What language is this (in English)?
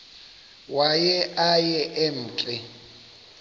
Xhosa